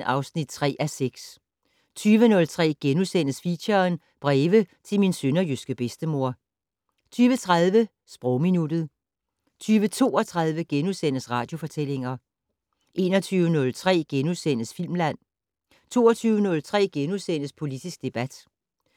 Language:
Danish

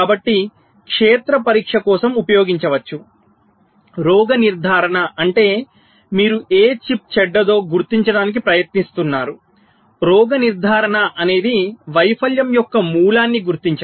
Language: Telugu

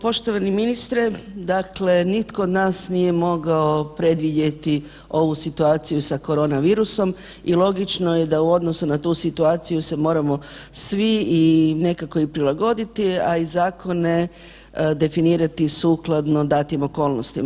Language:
Croatian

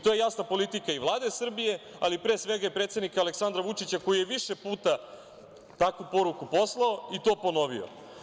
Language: Serbian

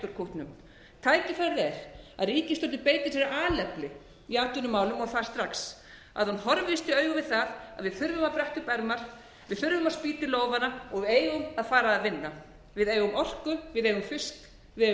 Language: Icelandic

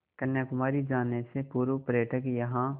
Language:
Hindi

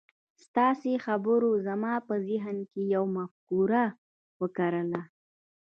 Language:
Pashto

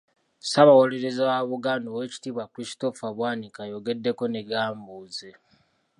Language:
Ganda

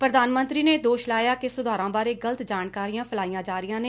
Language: Punjabi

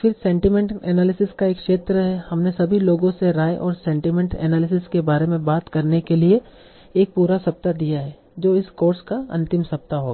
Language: Hindi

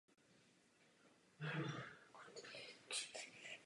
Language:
Czech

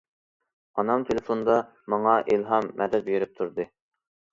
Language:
Uyghur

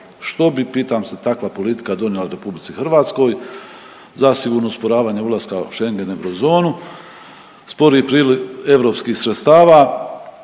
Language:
Croatian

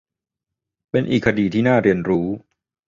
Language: Thai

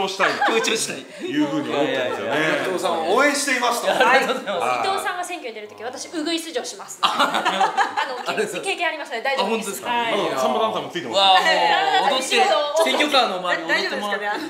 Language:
Japanese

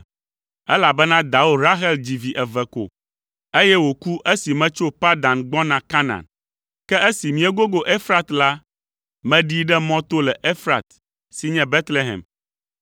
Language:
Ewe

